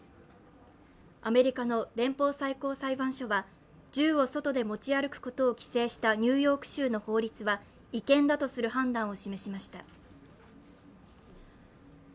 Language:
Japanese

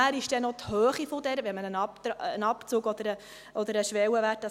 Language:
Swiss German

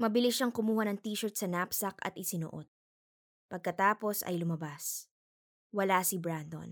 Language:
Filipino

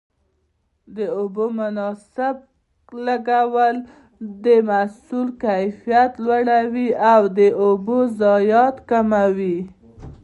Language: Pashto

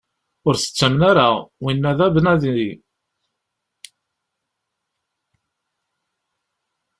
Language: Kabyle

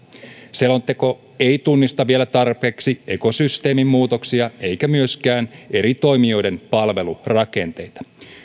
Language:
Finnish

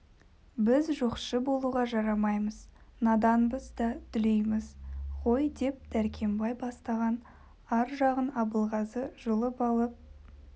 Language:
Kazakh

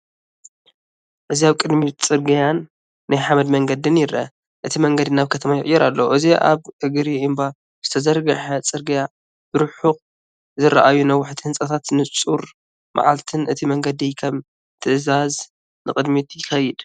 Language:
Tigrinya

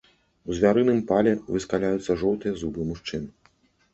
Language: Belarusian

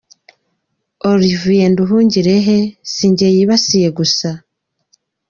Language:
Kinyarwanda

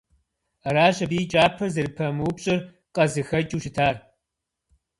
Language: Kabardian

